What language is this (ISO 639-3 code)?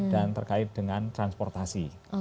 ind